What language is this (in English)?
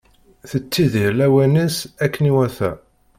Kabyle